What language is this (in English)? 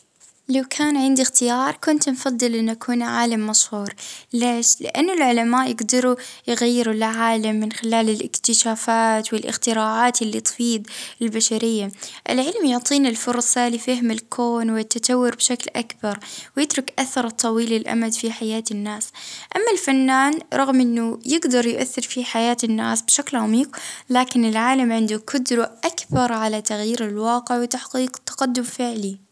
Libyan Arabic